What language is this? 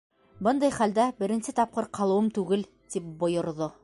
Bashkir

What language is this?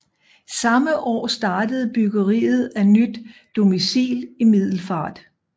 Danish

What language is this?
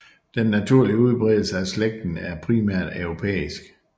Danish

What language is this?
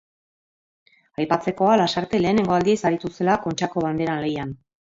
Basque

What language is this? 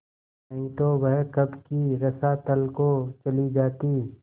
Hindi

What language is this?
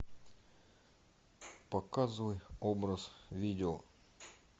Russian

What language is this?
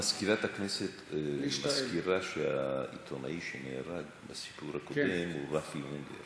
Hebrew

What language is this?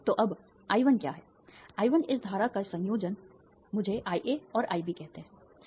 Hindi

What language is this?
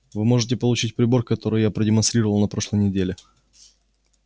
Russian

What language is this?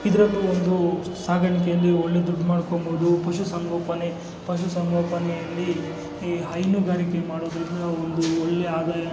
Kannada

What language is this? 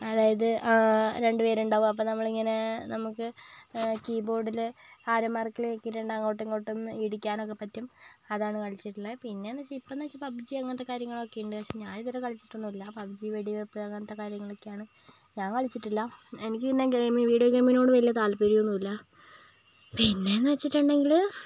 Malayalam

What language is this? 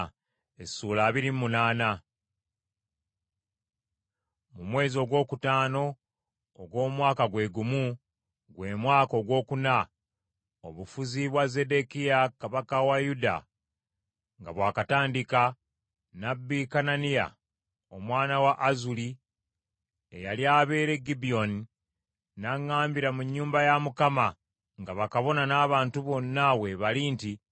Ganda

